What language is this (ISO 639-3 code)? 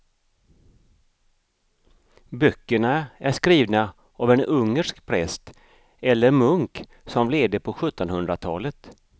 swe